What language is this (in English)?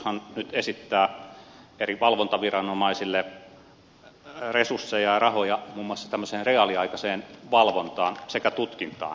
Finnish